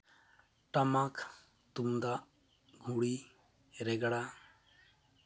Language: Santali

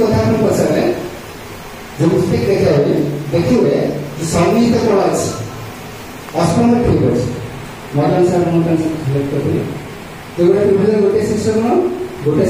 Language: Marathi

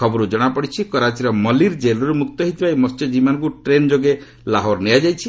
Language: Odia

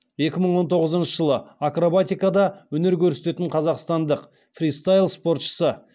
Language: Kazakh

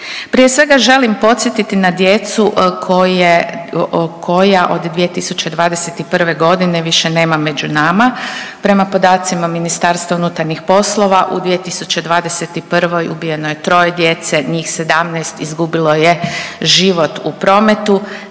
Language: Croatian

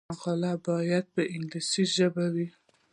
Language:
Pashto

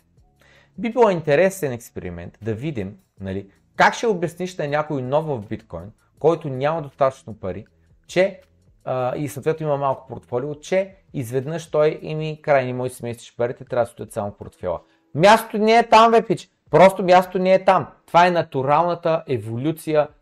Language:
Bulgarian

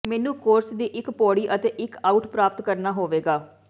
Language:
Punjabi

